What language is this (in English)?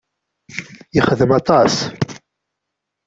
Kabyle